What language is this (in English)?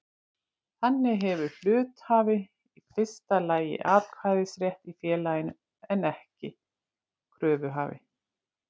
Icelandic